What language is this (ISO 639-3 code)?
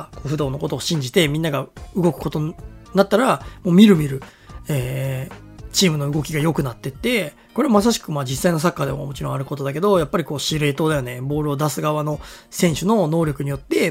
jpn